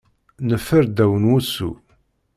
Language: Kabyle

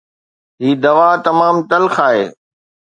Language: Sindhi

